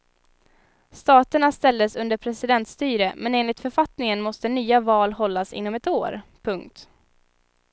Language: Swedish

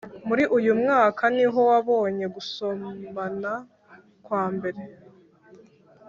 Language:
Kinyarwanda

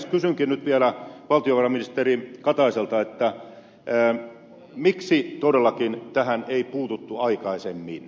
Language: Finnish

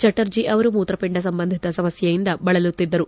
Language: Kannada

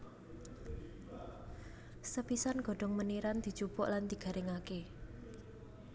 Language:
Javanese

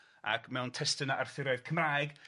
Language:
Welsh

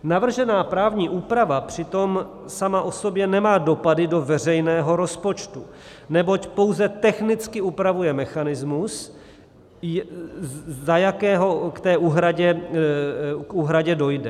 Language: Czech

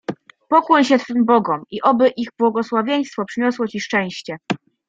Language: Polish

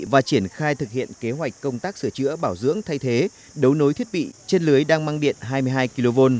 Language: Vietnamese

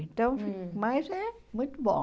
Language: Portuguese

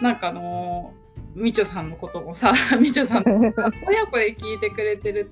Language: Japanese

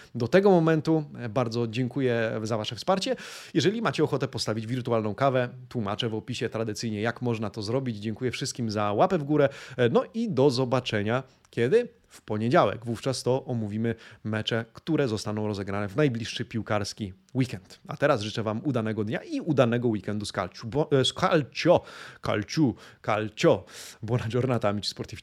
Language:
Polish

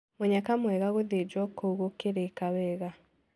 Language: Kikuyu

